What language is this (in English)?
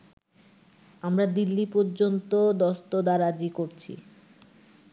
Bangla